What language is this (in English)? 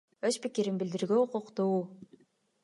Kyrgyz